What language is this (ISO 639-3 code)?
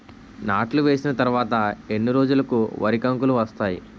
tel